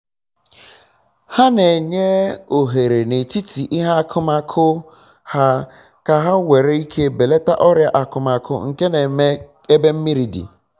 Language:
Igbo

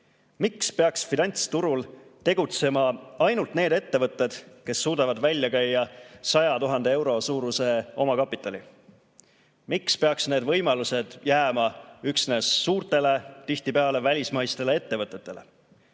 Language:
Estonian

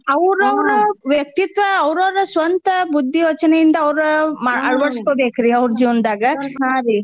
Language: Kannada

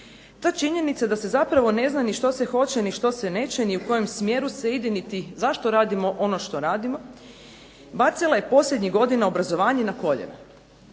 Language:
Croatian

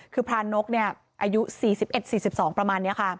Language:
Thai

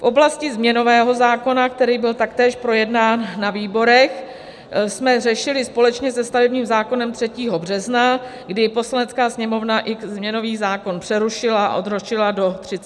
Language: Czech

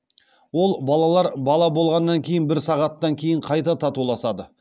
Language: Kazakh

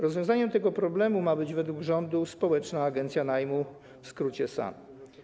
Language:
Polish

